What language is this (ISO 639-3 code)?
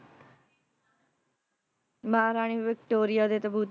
pan